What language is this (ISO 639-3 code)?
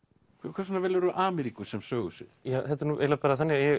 isl